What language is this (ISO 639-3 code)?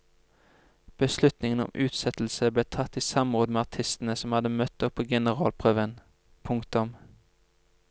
nor